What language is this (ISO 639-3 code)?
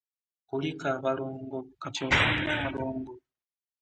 lug